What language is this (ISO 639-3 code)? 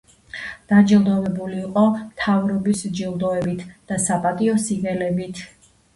kat